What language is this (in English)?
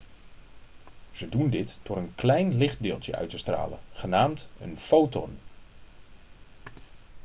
Dutch